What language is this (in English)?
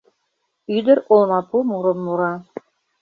Mari